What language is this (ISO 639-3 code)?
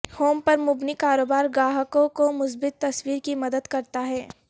urd